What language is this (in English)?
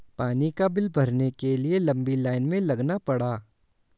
Hindi